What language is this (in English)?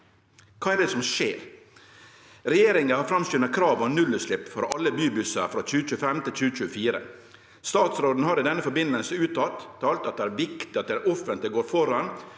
Norwegian